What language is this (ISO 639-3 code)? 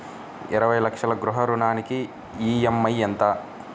tel